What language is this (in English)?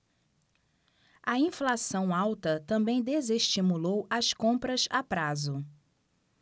Portuguese